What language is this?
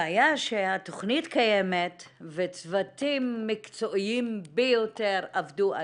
Hebrew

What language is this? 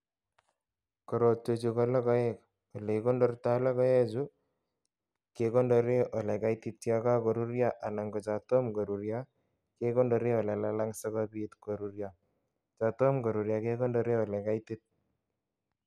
Kalenjin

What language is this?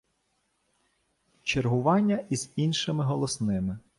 Ukrainian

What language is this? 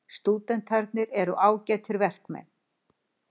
Icelandic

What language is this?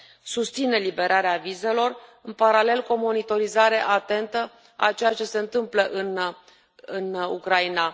Romanian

